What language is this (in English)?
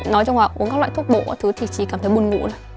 Vietnamese